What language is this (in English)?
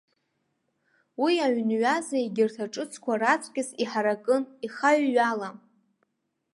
Abkhazian